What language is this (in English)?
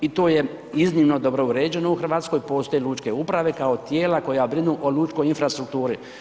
Croatian